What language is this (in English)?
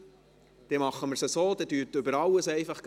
Swiss German